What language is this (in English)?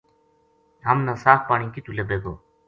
Gujari